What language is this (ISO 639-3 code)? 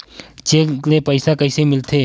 hne